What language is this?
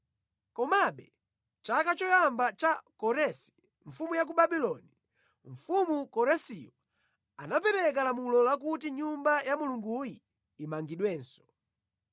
Nyanja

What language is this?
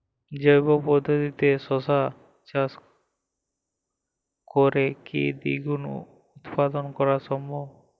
Bangla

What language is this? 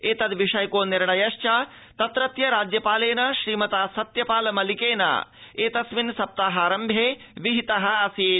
Sanskrit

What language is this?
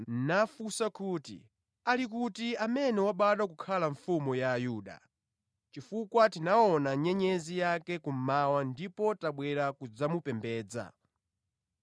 Nyanja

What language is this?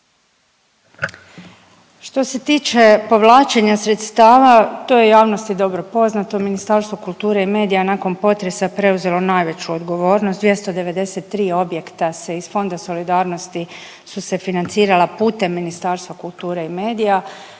Croatian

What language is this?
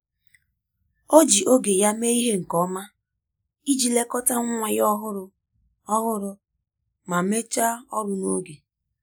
Igbo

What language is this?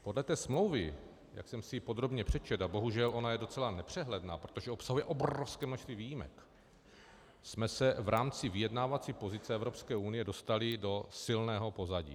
Czech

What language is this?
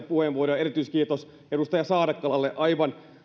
Finnish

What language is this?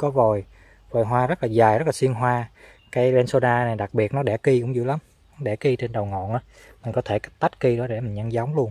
Vietnamese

